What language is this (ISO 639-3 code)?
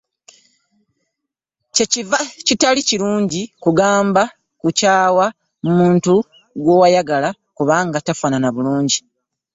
lug